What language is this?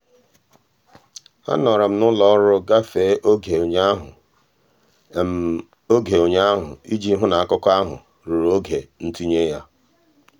Igbo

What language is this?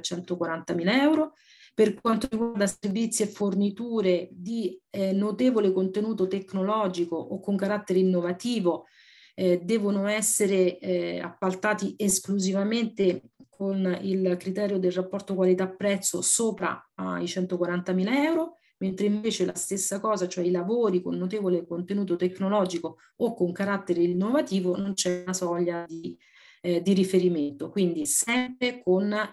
Italian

